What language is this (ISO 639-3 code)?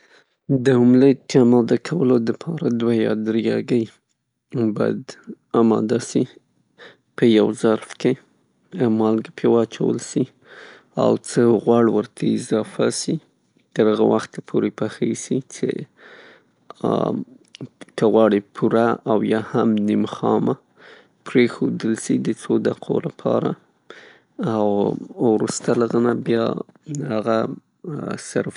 pus